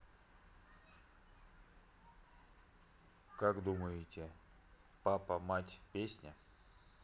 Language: Russian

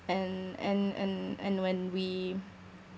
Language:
English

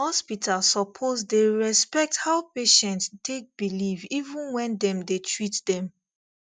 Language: Nigerian Pidgin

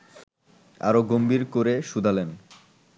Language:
Bangla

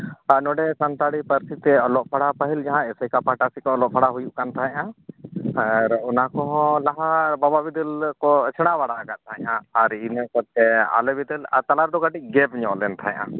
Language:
Santali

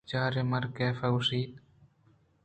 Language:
Eastern Balochi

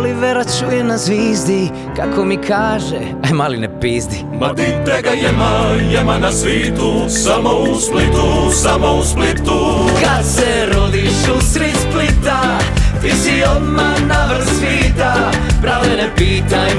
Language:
Croatian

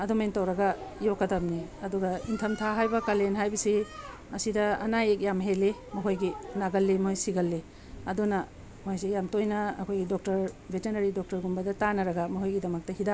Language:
Manipuri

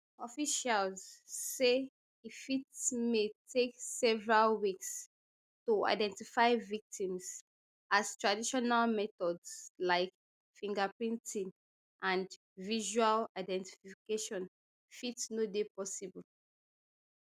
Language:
Nigerian Pidgin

